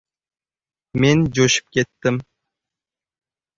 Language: Uzbek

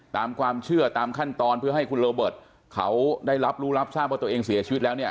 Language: Thai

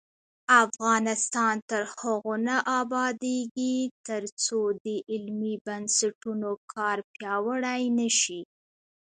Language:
Pashto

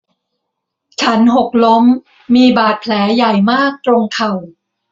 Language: Thai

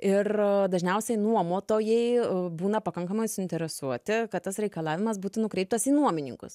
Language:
Lithuanian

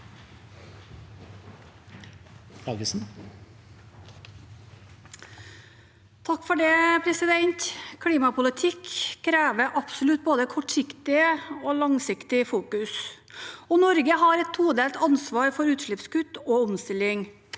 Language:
Norwegian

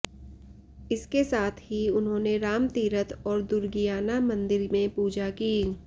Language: Hindi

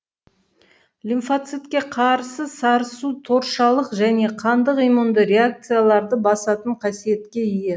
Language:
Kazakh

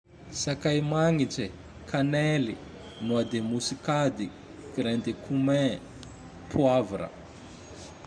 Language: Tandroy-Mahafaly Malagasy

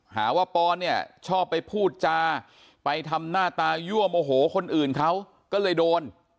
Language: Thai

